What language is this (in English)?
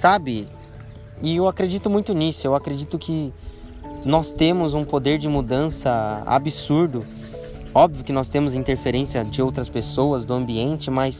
Portuguese